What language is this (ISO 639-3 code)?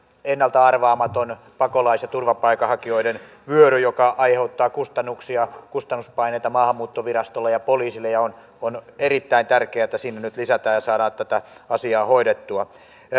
fin